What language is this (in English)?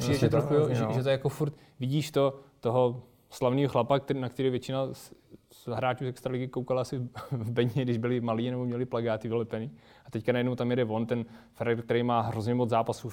Czech